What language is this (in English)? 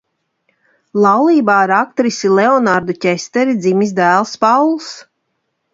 Latvian